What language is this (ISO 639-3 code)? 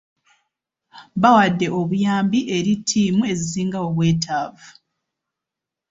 lug